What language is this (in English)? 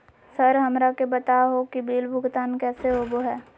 Magahi